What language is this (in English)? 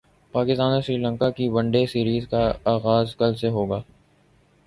Urdu